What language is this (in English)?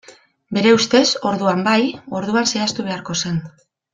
Basque